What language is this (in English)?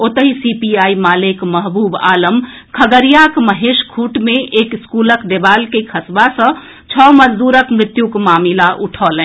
Maithili